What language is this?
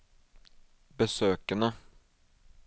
Norwegian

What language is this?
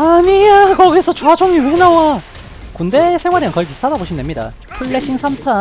Korean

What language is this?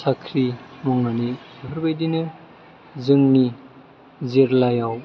Bodo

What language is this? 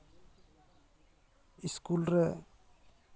Santali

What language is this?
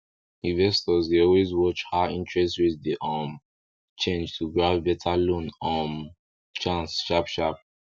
Nigerian Pidgin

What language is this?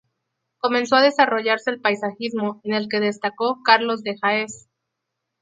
Spanish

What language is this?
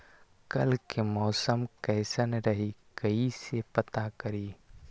Magahi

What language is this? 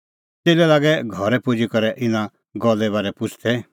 Kullu Pahari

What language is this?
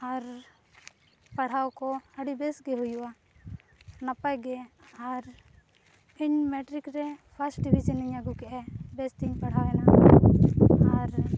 Santali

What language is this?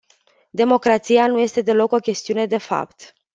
Romanian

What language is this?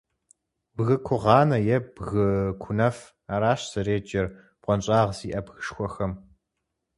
Kabardian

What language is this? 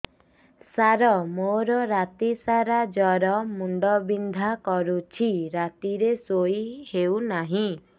Odia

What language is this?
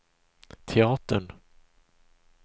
Swedish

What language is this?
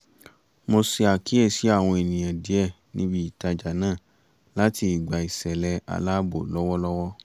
Yoruba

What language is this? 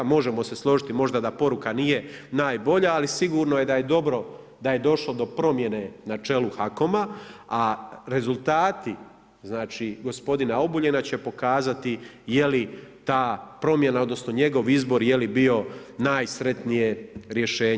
Croatian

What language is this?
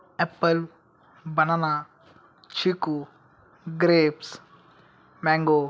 Marathi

